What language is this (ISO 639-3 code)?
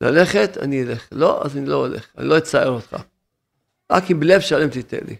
heb